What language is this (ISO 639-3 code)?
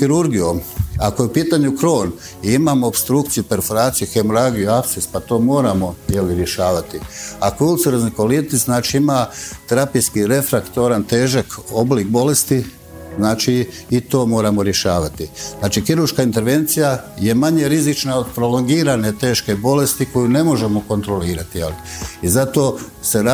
hrv